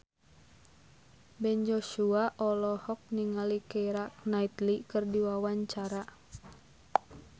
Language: Sundanese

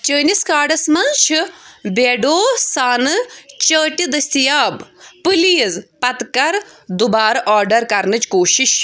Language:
Kashmiri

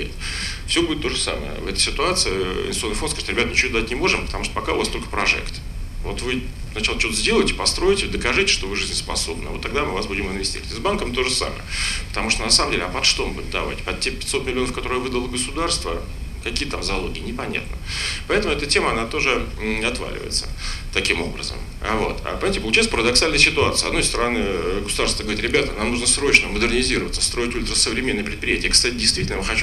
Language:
Russian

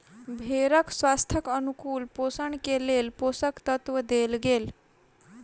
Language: Maithili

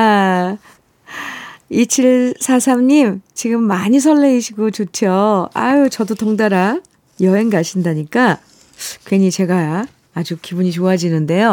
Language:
Korean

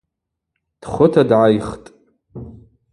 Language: Abaza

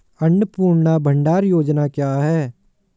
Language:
Hindi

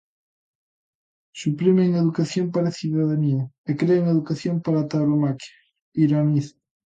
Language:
Galician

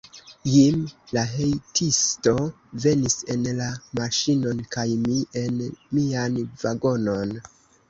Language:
Esperanto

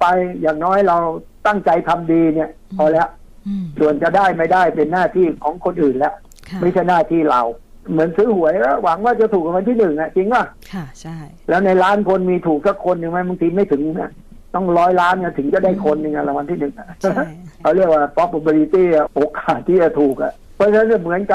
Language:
Thai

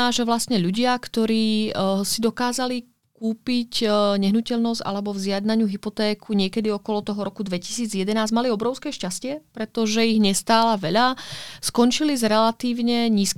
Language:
Czech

